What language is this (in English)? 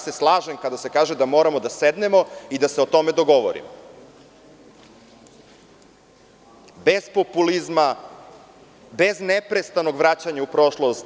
Serbian